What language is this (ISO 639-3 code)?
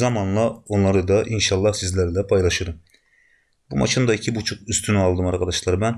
tur